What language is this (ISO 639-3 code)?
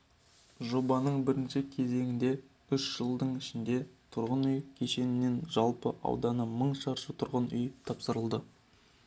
kaz